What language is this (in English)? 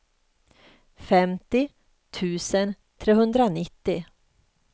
Swedish